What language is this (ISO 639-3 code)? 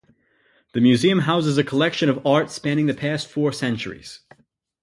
eng